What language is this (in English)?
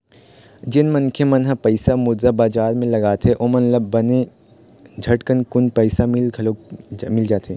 Chhattisgarhi